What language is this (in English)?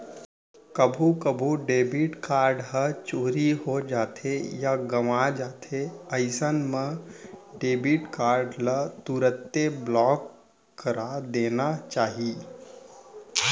Chhattisgarhi